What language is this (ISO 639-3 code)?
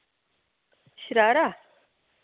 doi